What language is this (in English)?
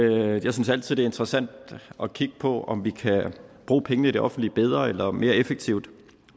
Danish